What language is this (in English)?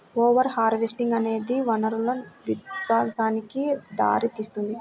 Telugu